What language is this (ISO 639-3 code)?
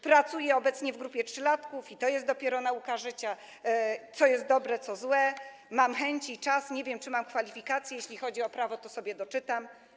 pol